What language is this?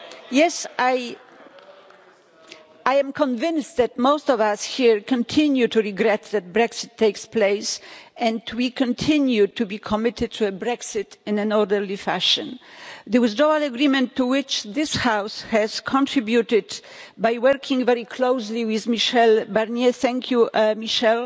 English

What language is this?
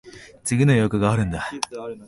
Japanese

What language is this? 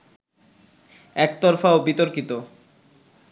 Bangla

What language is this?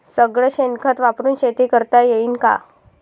Marathi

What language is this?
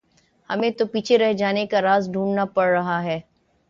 Urdu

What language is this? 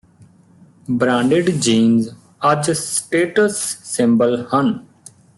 Punjabi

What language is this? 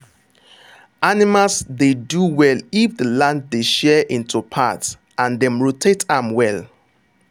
Nigerian Pidgin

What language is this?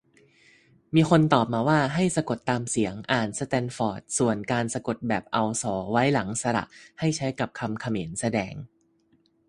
Thai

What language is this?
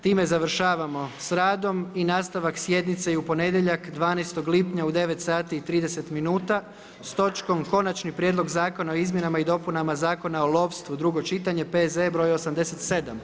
Croatian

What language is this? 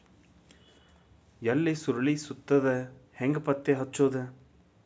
Kannada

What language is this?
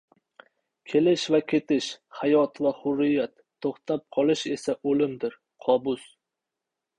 Uzbek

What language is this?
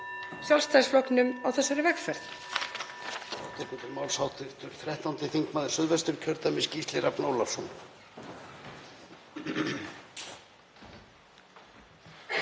Icelandic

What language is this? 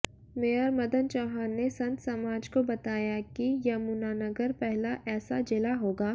Hindi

